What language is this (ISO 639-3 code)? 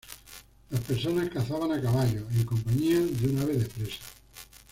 spa